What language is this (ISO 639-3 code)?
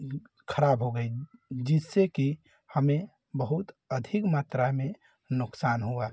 hin